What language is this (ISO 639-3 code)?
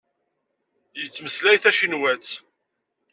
kab